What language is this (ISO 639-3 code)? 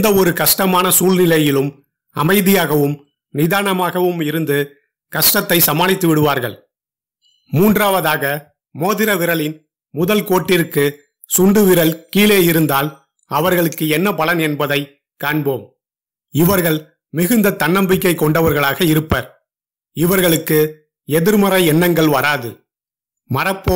nld